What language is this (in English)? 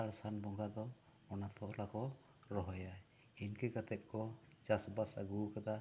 Santali